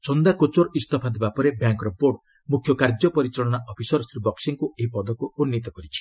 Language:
Odia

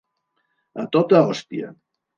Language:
Catalan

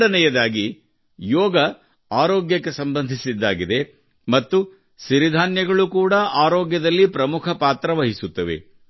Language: Kannada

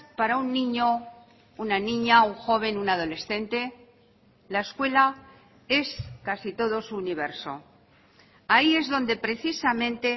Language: Spanish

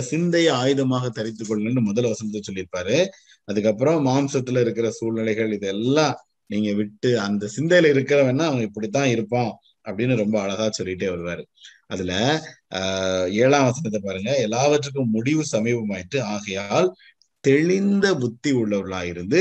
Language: Tamil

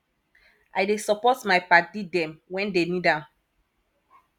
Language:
Nigerian Pidgin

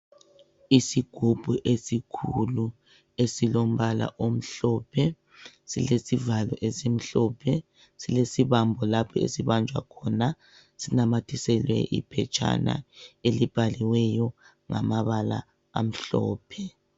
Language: North Ndebele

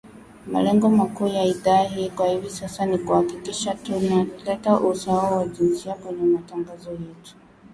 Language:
Swahili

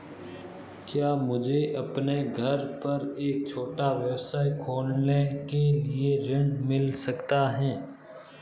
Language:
Hindi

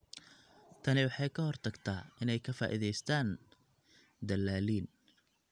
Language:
Somali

